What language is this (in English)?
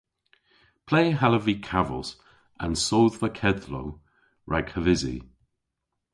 Cornish